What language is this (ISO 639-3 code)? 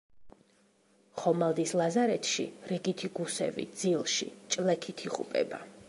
kat